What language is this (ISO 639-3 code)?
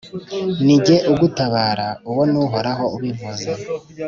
kin